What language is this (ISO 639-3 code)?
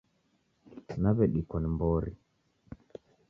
dav